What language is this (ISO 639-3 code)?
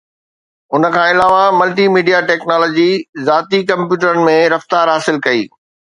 snd